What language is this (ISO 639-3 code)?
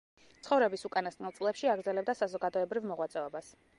kat